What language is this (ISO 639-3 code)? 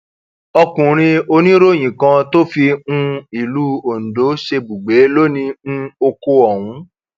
yor